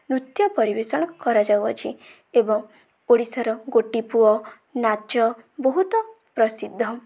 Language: Odia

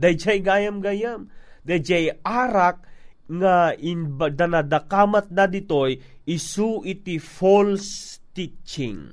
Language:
Filipino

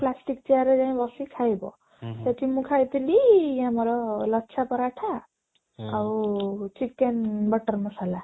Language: Odia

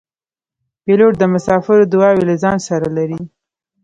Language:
Pashto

